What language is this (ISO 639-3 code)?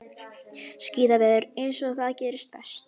isl